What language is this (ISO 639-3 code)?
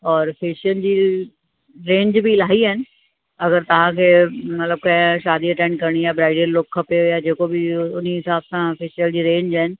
snd